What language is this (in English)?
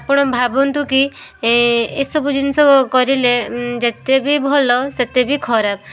Odia